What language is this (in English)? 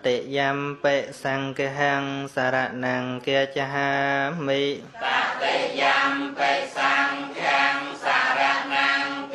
Thai